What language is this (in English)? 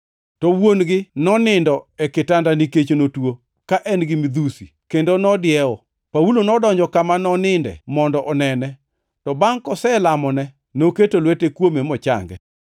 Luo (Kenya and Tanzania)